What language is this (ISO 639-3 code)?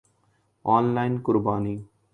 urd